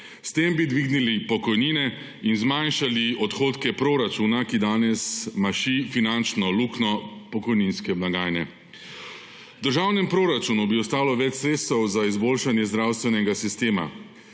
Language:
Slovenian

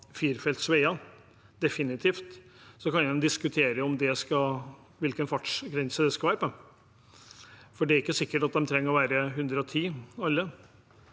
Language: Norwegian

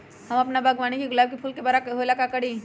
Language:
Magahi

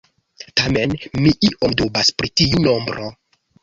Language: Esperanto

